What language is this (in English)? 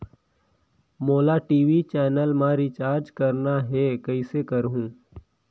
Chhattisgarhi